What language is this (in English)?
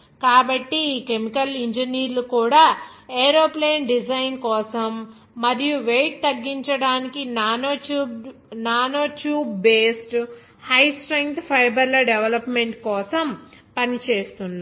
Telugu